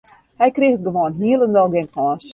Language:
Western Frisian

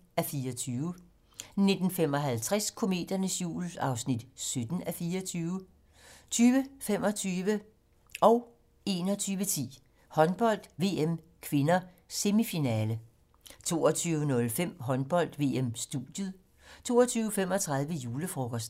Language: Danish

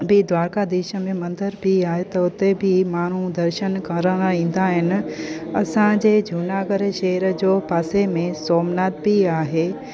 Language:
Sindhi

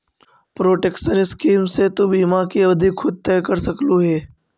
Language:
Magahi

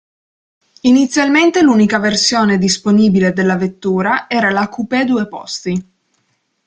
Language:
Italian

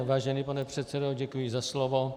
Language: Czech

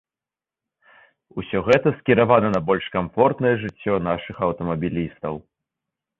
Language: Belarusian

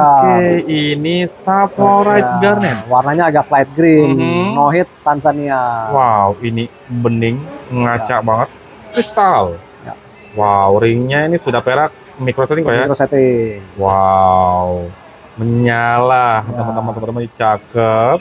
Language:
Indonesian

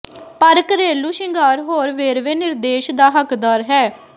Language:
Punjabi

